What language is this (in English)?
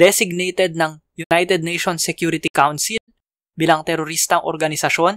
Filipino